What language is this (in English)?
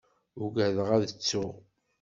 Kabyle